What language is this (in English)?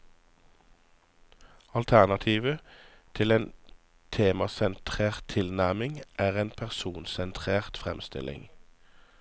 Norwegian